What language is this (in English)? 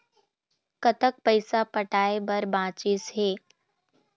Chhattisgarhi